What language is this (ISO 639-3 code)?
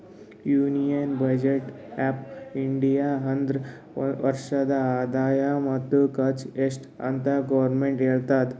kan